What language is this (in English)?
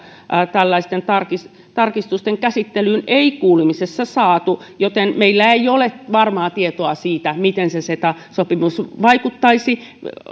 Finnish